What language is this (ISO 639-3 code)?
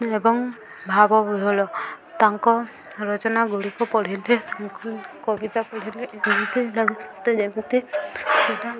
ori